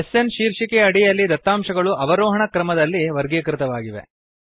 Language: Kannada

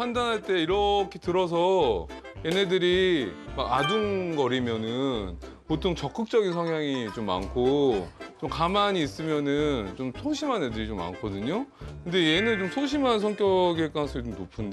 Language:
Korean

